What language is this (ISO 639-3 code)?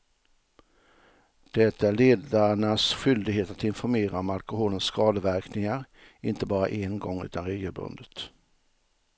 swe